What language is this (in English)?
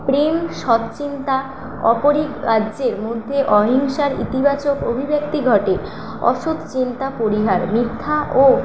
Bangla